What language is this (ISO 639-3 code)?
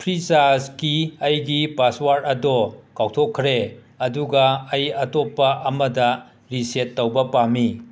mni